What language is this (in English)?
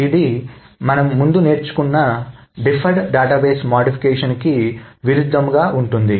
Telugu